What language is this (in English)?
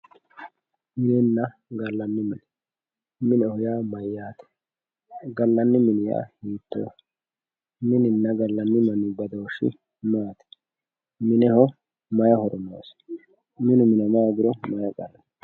Sidamo